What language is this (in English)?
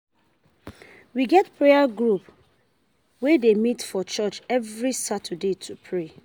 Nigerian Pidgin